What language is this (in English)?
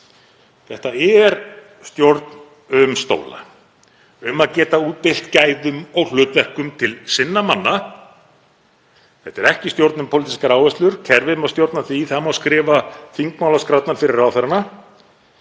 Icelandic